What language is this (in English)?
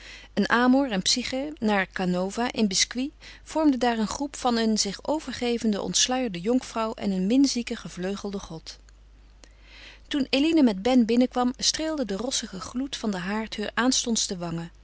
Dutch